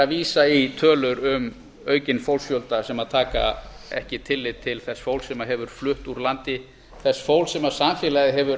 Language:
Icelandic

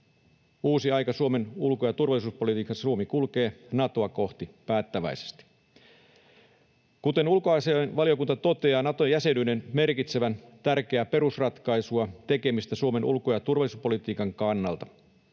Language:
Finnish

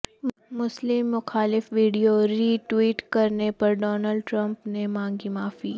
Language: Urdu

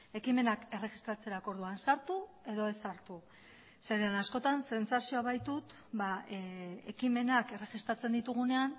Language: Basque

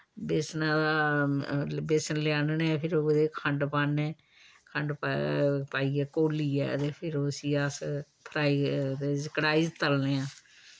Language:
Dogri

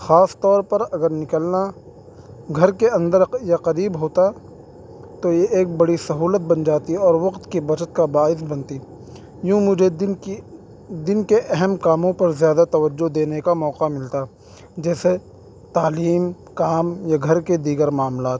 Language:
Urdu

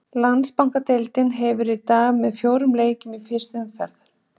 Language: Icelandic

